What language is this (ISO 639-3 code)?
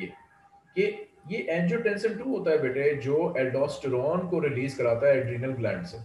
hin